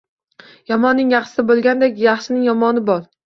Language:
Uzbek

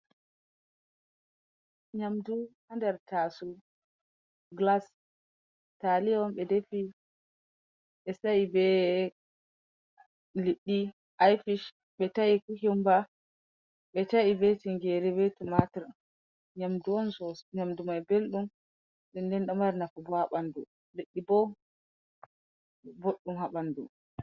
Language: Fula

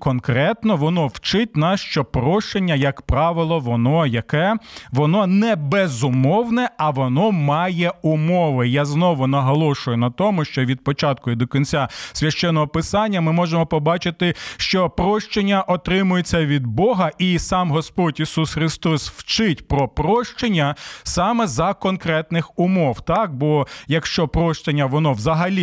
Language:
Ukrainian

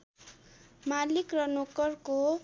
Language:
Nepali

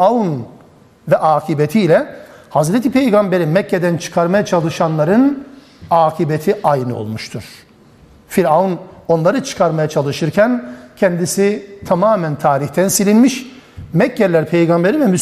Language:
Turkish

